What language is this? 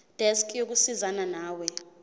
Zulu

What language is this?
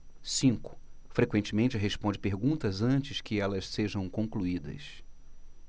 Portuguese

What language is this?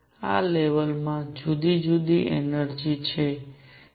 Gujarati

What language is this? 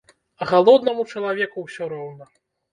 Belarusian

